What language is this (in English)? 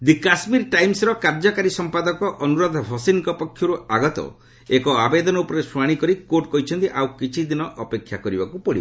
Odia